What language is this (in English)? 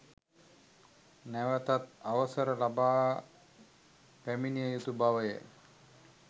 Sinhala